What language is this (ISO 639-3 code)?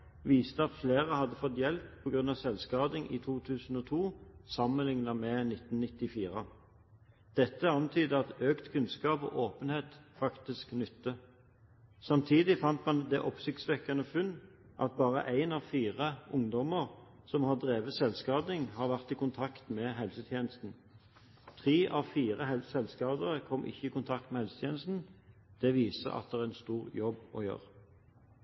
nob